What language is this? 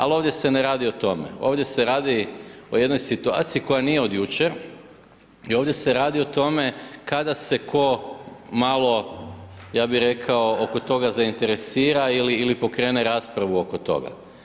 Croatian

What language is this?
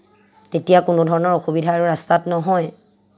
Assamese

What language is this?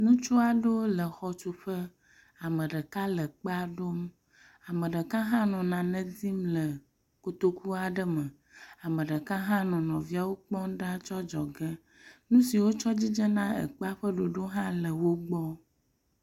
Ewe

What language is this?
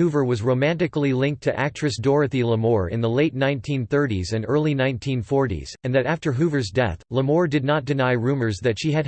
English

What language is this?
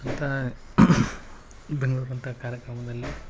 Kannada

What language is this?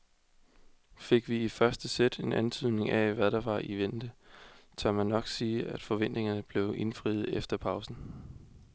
Danish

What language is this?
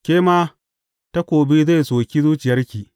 Hausa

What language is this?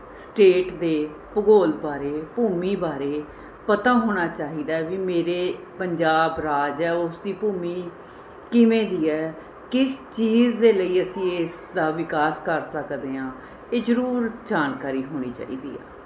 Punjabi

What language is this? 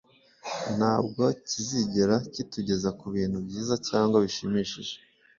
Kinyarwanda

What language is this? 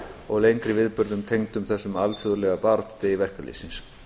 Icelandic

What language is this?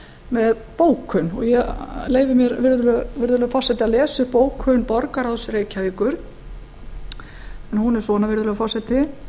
Icelandic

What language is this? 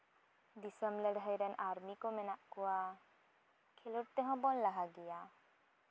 Santali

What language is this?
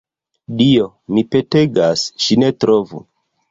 Esperanto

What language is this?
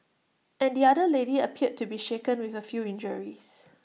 English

